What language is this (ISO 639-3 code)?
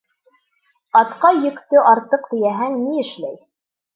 bak